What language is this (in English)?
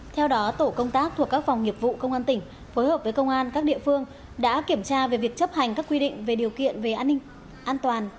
Vietnamese